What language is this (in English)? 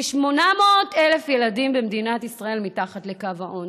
Hebrew